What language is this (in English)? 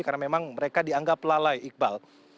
Indonesian